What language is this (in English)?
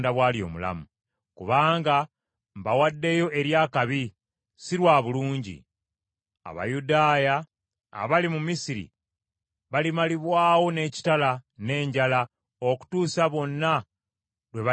Ganda